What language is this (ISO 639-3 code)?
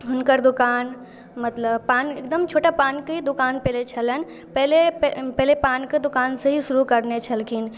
mai